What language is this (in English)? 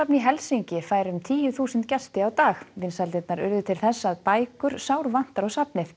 Icelandic